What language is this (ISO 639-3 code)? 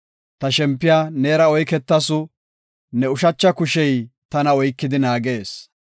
gof